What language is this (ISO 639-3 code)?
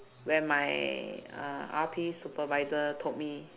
eng